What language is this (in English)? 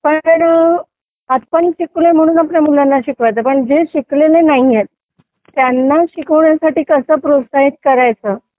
Marathi